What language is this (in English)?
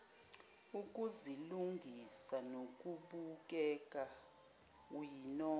Zulu